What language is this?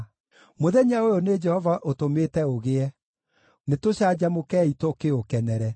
Kikuyu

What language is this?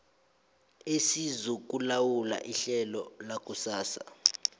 South Ndebele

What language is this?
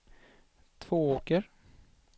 Swedish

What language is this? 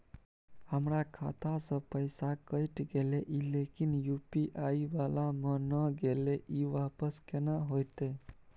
Maithili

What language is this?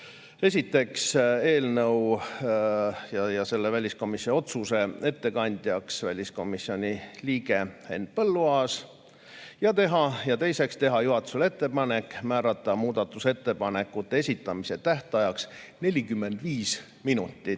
Estonian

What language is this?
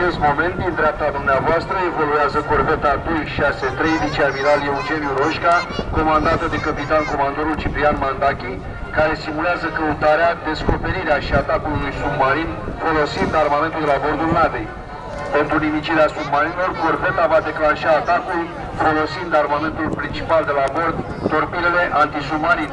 Romanian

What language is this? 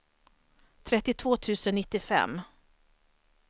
Swedish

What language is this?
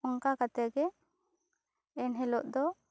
Santali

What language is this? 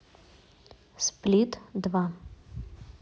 Russian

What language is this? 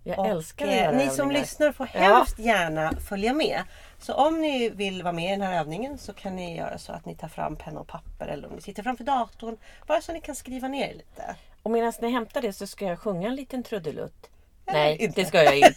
Swedish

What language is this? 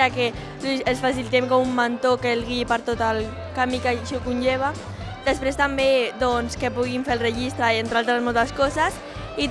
Catalan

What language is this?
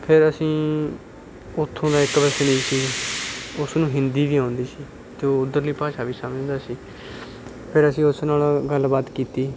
Punjabi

